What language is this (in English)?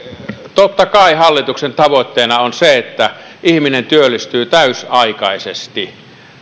Finnish